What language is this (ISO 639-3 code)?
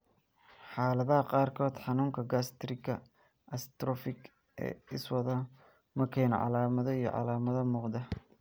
som